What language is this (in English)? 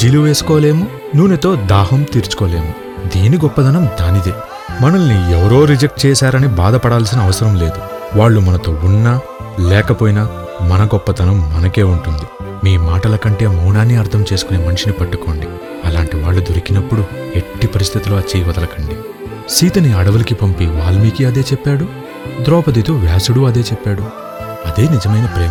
Telugu